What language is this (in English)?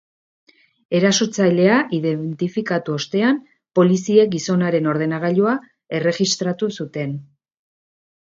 Basque